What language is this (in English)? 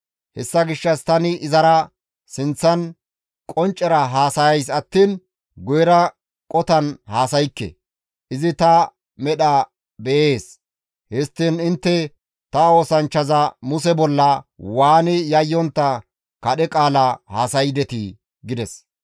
Gamo